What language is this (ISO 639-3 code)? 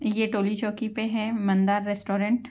urd